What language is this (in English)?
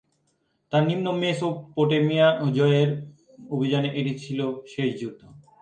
Bangla